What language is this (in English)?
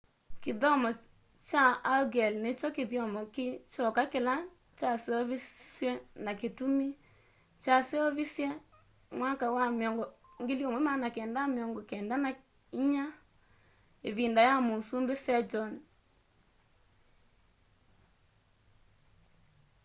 Kamba